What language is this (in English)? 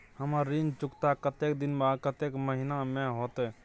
Maithili